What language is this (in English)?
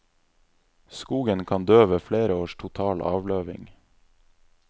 Norwegian